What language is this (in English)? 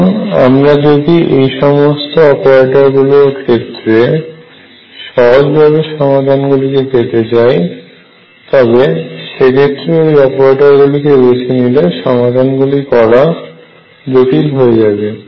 Bangla